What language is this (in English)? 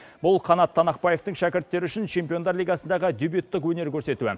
Kazakh